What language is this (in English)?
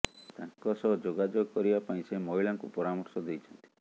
Odia